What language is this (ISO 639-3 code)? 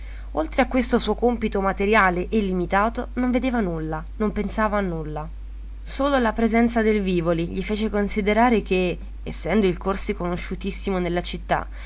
ita